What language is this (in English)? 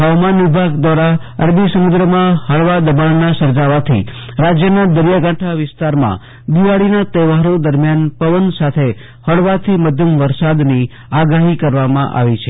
Gujarati